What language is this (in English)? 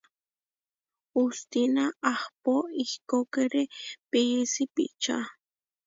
Huarijio